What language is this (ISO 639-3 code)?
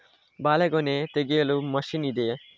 kan